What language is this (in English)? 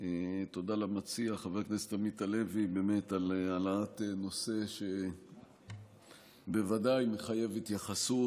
Hebrew